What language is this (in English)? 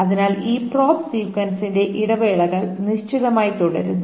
Malayalam